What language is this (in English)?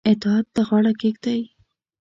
Pashto